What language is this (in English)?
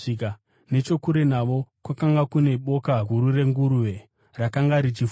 Shona